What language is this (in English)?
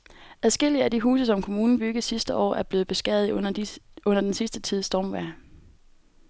Danish